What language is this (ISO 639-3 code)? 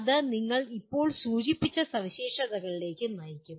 mal